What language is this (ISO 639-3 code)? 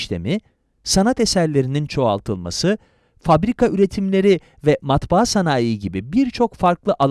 tur